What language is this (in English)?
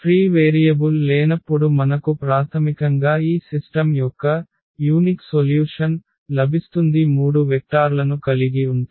Telugu